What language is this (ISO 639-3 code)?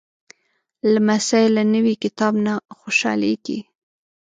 pus